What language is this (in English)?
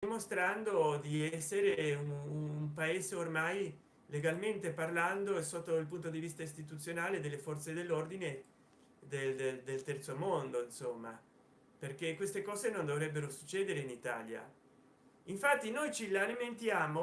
Italian